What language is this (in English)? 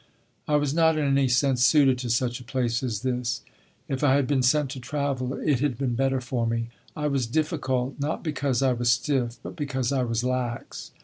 English